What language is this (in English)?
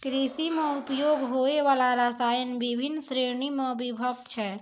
Maithili